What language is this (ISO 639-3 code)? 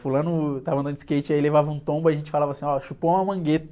por